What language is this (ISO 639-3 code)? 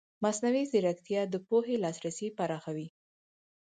pus